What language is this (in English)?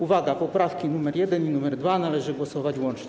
Polish